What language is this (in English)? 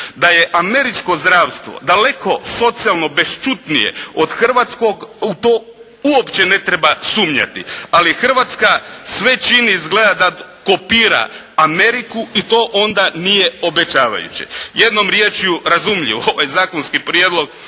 Croatian